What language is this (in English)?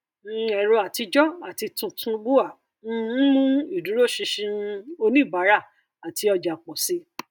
Yoruba